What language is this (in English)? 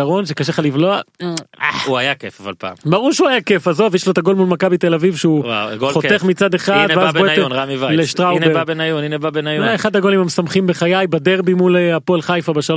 Hebrew